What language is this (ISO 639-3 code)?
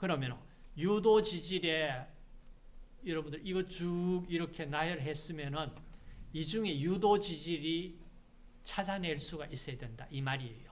kor